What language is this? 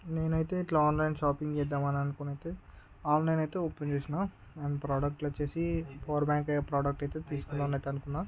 Telugu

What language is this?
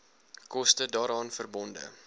Afrikaans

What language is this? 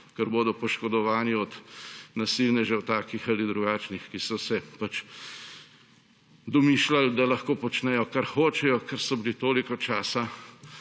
Slovenian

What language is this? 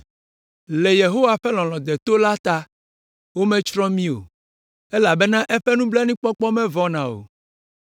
Ewe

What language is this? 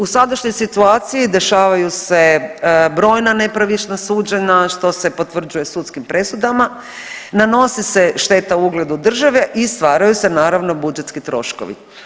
Croatian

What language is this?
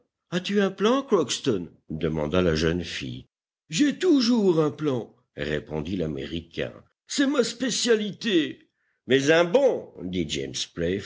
French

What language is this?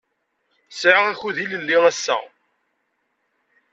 Kabyle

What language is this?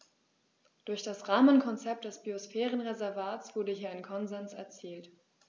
German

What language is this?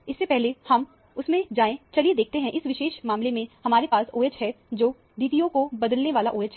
Hindi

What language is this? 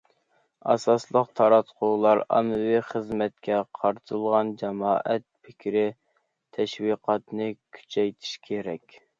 Uyghur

